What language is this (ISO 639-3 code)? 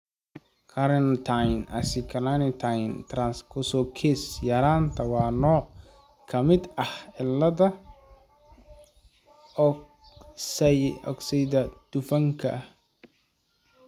som